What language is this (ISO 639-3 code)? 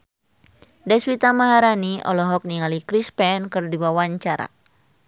sun